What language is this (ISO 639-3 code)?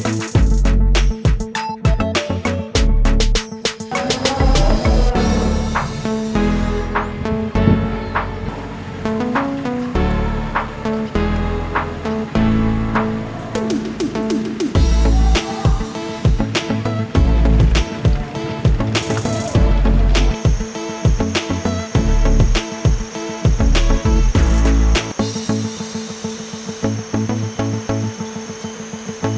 ind